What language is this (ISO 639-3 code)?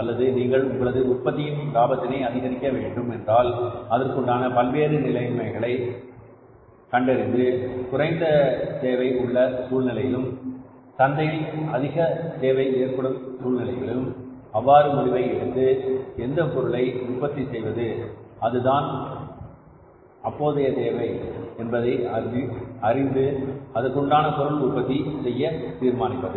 tam